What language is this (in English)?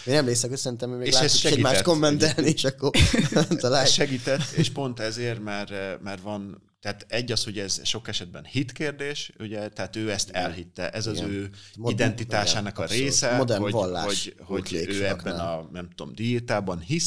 Hungarian